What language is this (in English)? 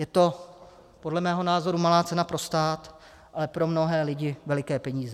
Czech